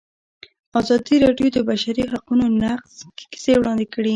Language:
Pashto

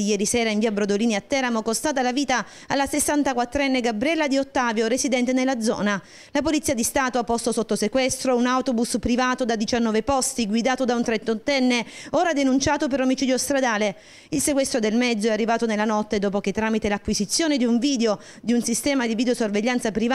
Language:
Italian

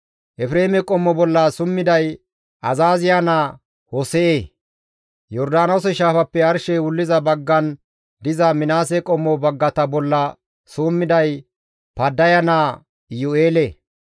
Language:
Gamo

